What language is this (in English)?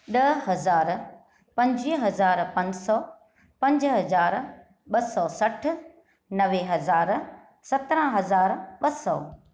Sindhi